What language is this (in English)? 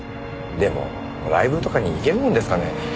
Japanese